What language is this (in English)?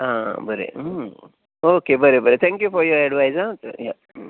Konkani